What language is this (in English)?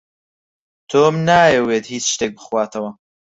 Central Kurdish